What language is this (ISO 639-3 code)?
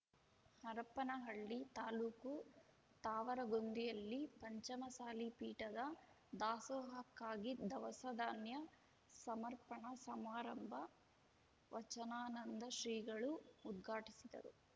kan